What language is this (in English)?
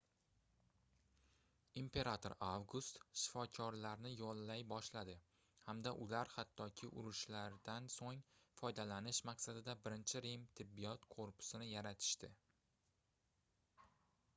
Uzbek